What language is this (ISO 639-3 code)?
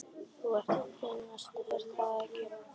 isl